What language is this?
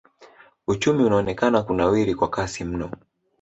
Swahili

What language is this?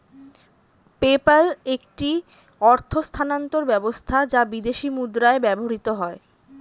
Bangla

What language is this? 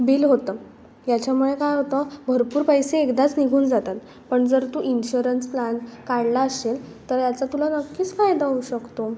Marathi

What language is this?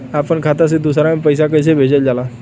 Bhojpuri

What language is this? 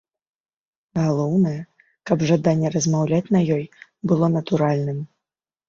Belarusian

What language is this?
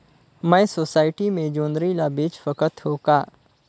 Chhattisgarhi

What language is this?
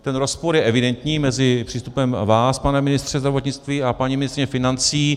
Czech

